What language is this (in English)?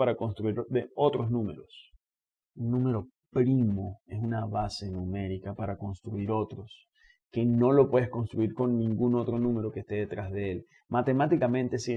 Spanish